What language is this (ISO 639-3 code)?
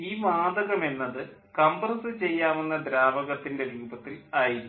mal